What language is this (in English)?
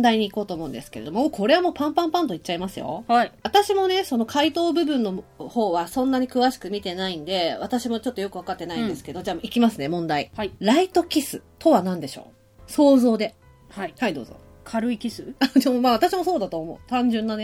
Japanese